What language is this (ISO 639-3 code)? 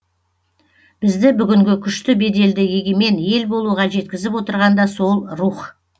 kaz